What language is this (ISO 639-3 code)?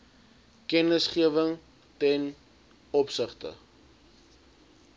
afr